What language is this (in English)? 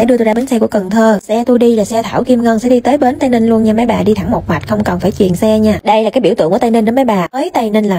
Vietnamese